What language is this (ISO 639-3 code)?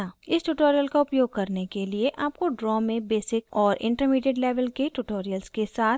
hin